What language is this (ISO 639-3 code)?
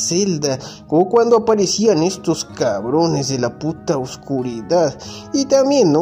spa